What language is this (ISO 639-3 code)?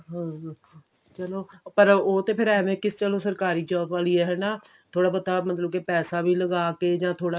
pan